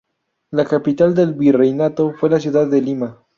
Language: Spanish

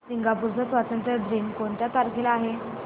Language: Marathi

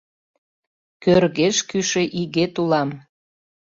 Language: Mari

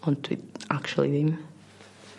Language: Welsh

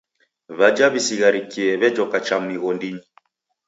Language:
Taita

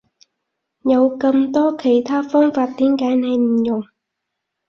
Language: Cantonese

